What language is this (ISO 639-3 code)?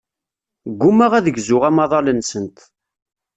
kab